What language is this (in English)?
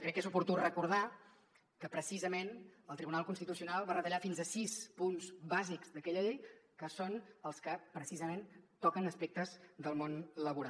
Catalan